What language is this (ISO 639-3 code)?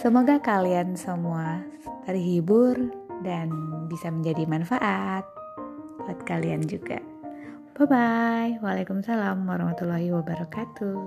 ind